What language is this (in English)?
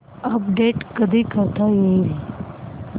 Marathi